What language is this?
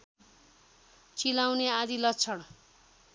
Nepali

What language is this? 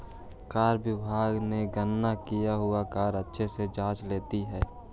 Magahi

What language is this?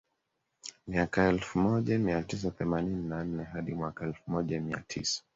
Swahili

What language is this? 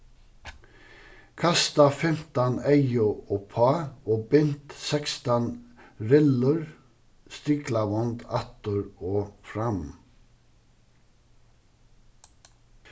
Faroese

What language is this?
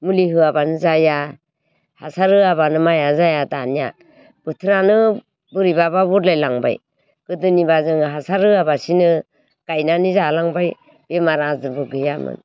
Bodo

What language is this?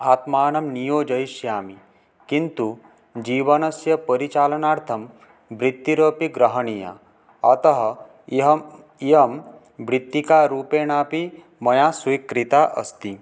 Sanskrit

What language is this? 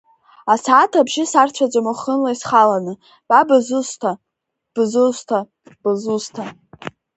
Abkhazian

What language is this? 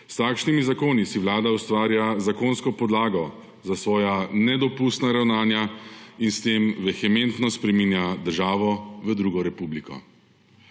Slovenian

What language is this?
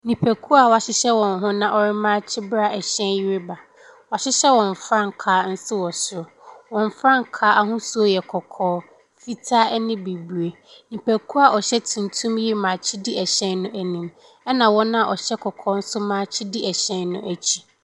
Akan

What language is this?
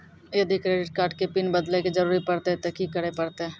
Maithili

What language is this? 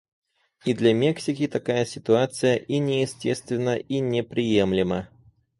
Russian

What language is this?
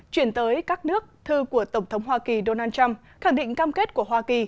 Vietnamese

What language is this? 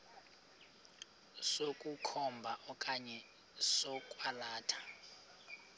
Xhosa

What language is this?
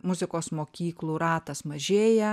Lithuanian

